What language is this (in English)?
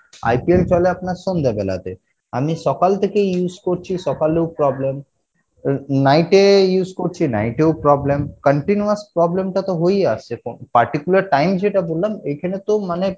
Bangla